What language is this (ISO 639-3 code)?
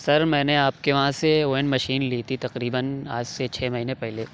urd